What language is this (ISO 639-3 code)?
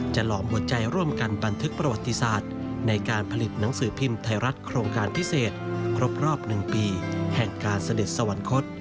tha